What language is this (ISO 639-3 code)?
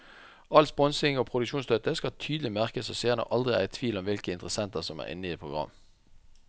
nor